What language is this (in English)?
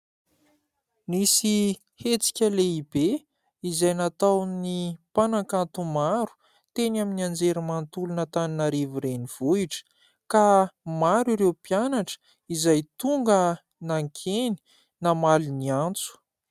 Malagasy